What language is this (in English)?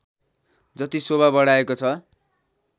Nepali